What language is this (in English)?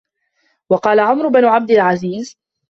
Arabic